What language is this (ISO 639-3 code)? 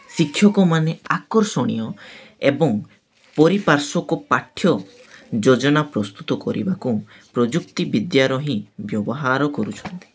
ori